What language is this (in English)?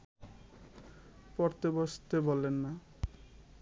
Bangla